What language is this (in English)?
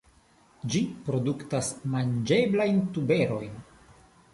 Esperanto